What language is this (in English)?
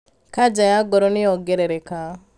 Kikuyu